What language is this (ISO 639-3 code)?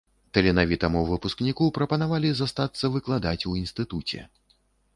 bel